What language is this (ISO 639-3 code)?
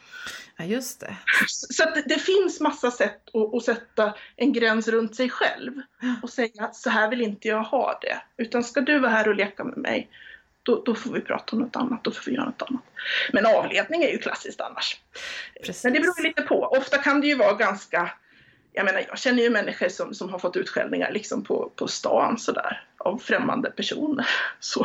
swe